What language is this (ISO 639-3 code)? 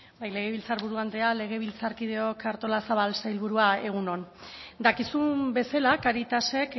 eus